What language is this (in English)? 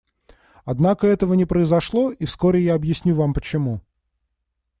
Russian